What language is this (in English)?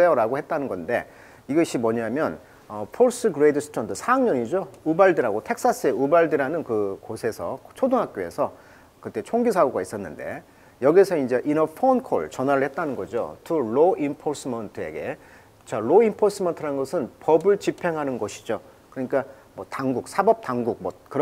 Korean